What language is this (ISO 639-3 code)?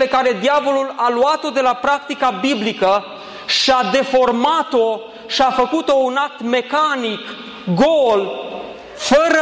ron